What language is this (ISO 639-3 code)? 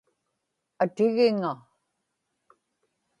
ipk